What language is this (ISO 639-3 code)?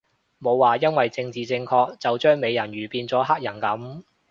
yue